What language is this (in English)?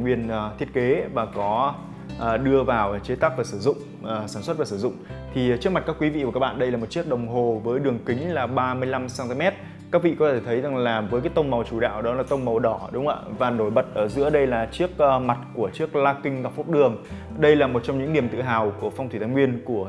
Vietnamese